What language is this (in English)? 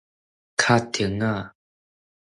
Min Nan Chinese